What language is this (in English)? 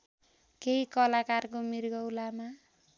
Nepali